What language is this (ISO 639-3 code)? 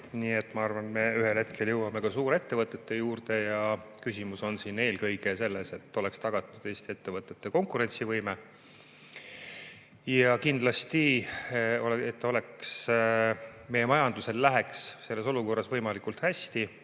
est